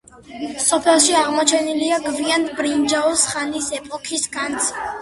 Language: Georgian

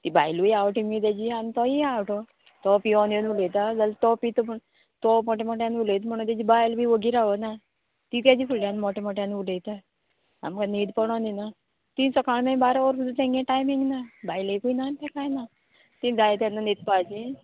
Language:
Konkani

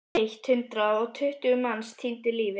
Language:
Icelandic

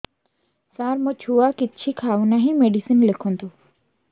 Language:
Odia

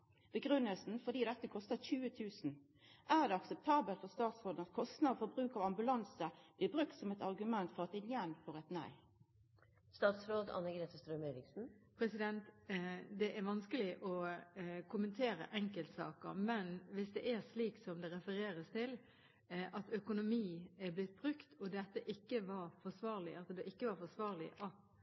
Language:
Norwegian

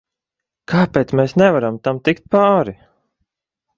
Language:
Latvian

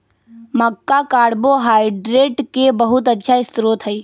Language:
Magahi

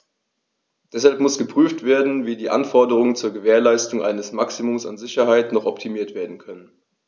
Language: German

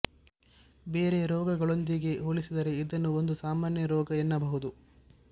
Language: Kannada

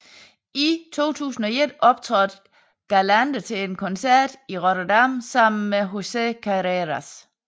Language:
Danish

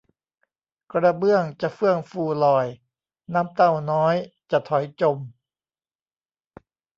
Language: Thai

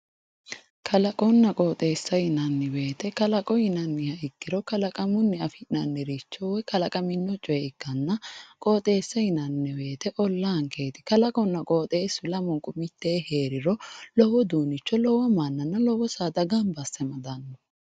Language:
Sidamo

